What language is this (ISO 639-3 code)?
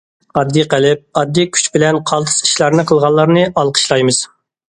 uig